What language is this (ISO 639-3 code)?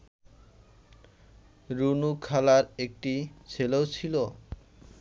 ben